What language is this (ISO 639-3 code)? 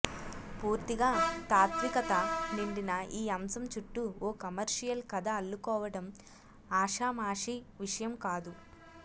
tel